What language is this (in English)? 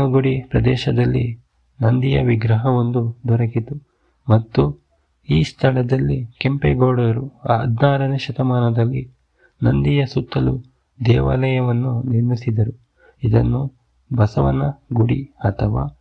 Kannada